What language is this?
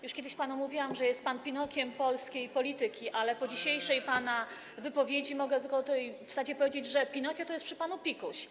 Polish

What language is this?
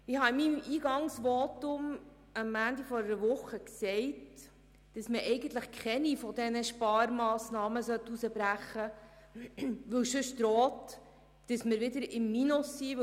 Swiss German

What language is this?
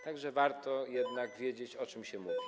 Polish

